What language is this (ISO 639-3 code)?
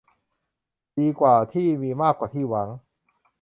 tha